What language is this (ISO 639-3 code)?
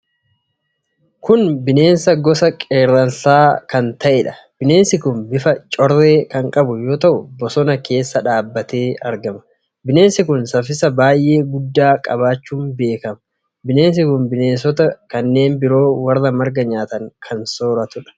orm